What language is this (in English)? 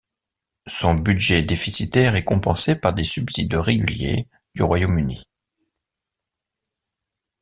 French